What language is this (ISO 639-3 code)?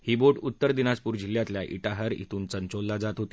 mar